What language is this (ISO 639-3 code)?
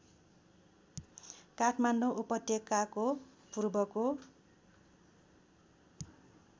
nep